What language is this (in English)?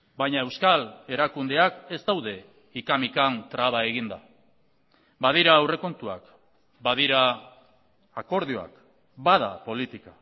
Basque